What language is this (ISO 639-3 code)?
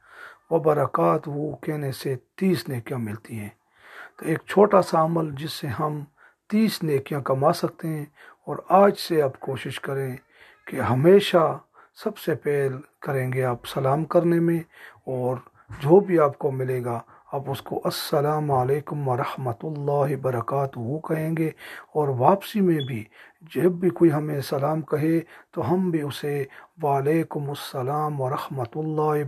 urd